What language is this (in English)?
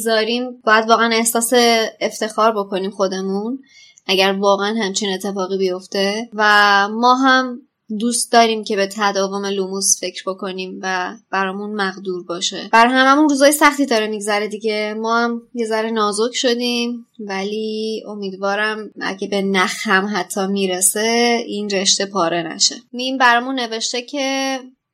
Persian